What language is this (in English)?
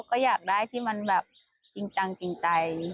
Thai